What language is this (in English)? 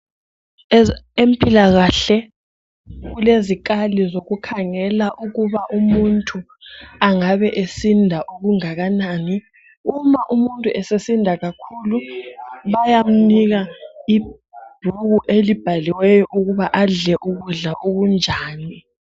North Ndebele